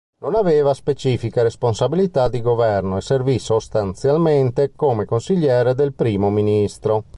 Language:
Italian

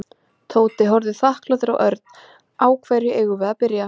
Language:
Icelandic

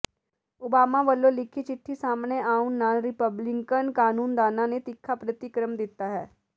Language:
Punjabi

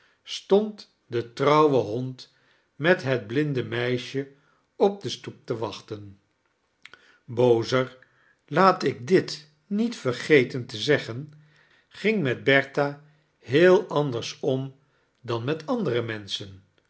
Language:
Dutch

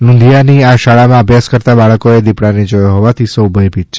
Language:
Gujarati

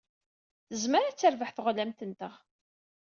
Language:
Kabyle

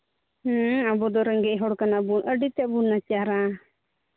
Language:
Santali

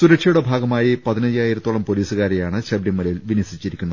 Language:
Malayalam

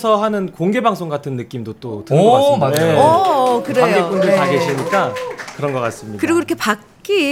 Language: Korean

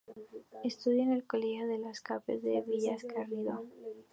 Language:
Spanish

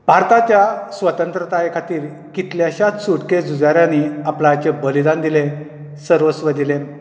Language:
Konkani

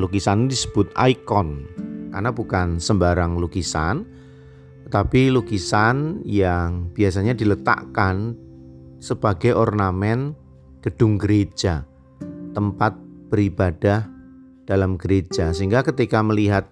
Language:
Indonesian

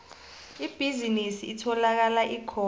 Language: South Ndebele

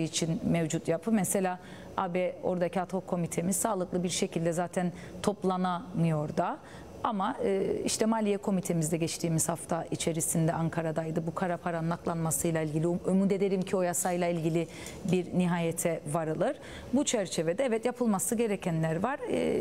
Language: Turkish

